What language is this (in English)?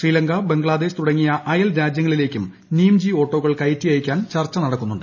Malayalam